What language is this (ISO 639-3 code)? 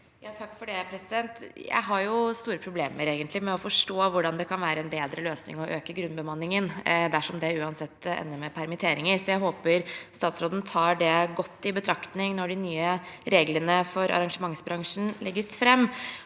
nor